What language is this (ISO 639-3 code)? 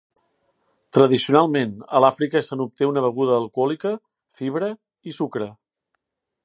cat